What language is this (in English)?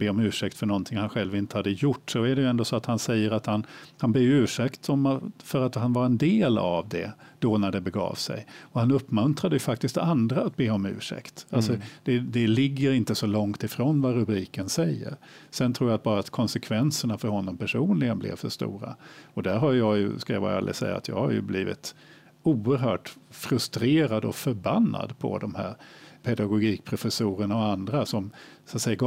Swedish